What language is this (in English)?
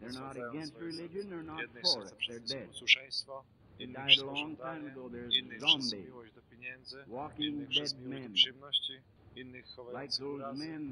Polish